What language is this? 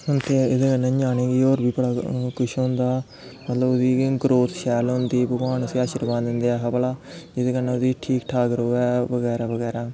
Dogri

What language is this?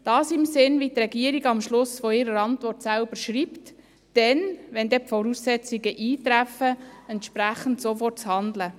Swiss German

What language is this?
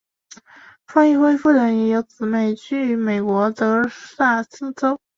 Chinese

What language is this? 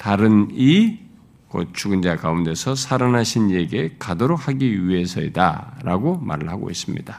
Korean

